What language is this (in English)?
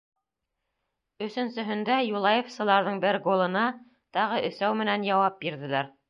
Bashkir